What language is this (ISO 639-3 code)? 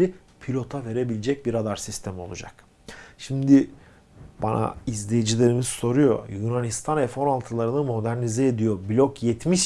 tur